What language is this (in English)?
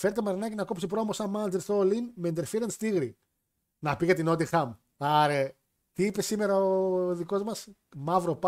Greek